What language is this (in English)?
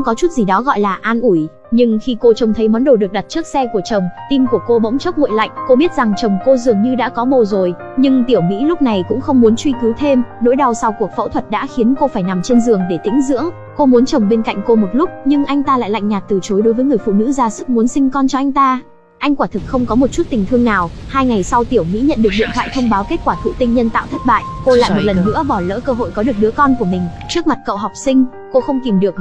Vietnamese